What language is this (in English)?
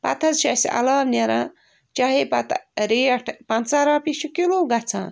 Kashmiri